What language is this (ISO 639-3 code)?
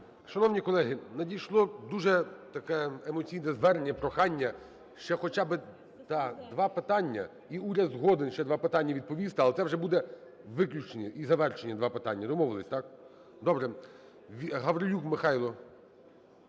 ukr